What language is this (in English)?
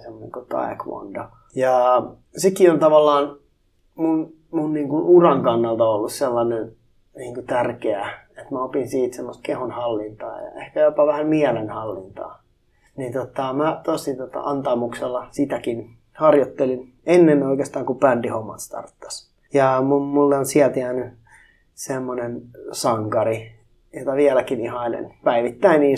Finnish